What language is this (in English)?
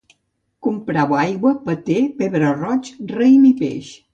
Catalan